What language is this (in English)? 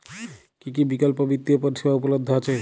Bangla